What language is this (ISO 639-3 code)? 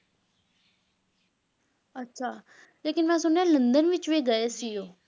pan